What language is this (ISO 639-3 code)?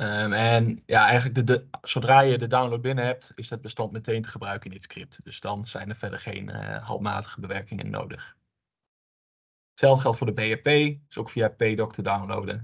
nld